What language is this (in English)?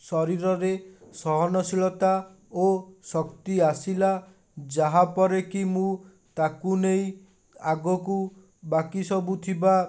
Odia